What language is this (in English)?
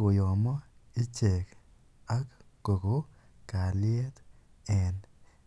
Kalenjin